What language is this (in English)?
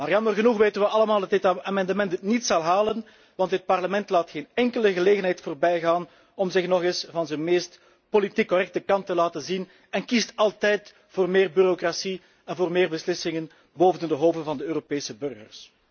Dutch